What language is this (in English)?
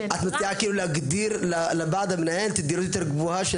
Hebrew